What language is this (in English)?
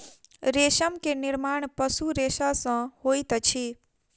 Maithili